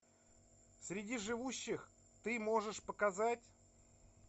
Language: Russian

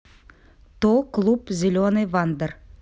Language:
Russian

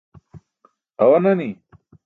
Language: Burushaski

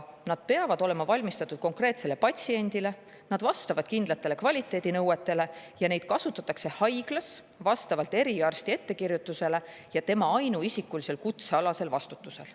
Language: Estonian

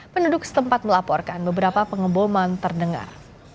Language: Indonesian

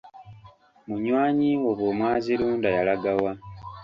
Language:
Ganda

